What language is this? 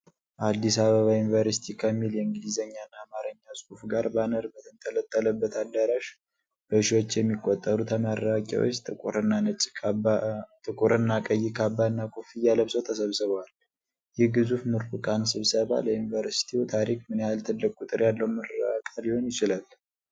Amharic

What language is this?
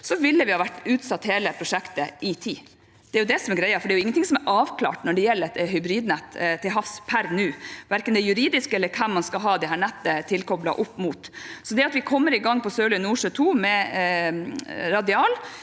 Norwegian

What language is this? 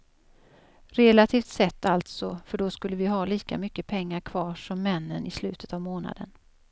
Swedish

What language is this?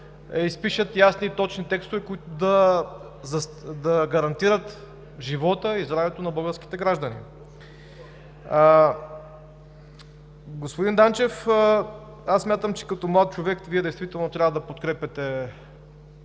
Bulgarian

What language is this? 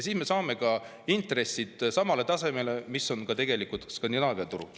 Estonian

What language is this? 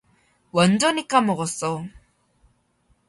Korean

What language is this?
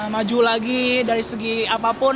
Indonesian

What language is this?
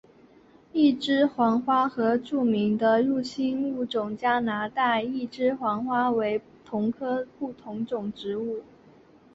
Chinese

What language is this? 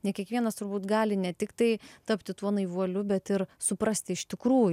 Lithuanian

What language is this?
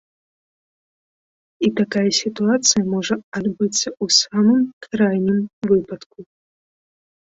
Belarusian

